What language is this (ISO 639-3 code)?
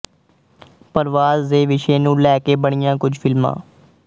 pan